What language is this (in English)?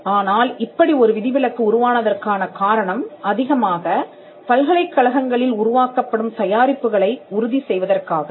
Tamil